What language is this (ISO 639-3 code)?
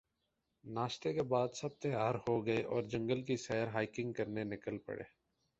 urd